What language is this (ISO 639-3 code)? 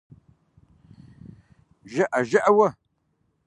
kbd